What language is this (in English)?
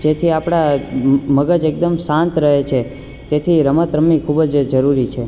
Gujarati